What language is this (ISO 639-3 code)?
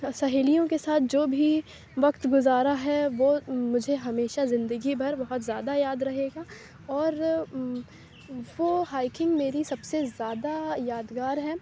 urd